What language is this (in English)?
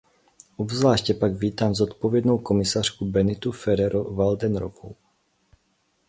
Czech